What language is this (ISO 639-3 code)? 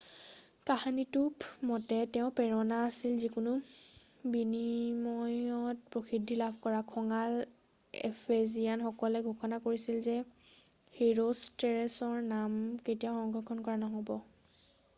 asm